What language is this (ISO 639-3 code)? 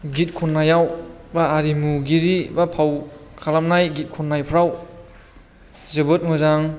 brx